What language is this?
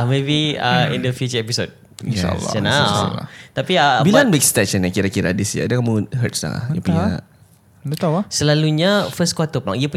Malay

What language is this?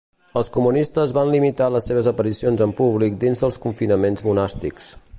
Catalan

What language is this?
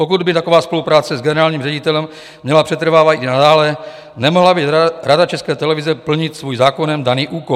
Czech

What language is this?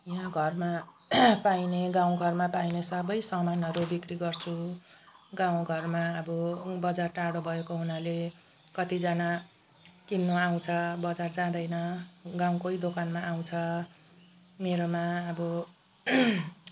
Nepali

